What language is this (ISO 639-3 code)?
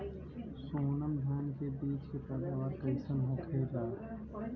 bho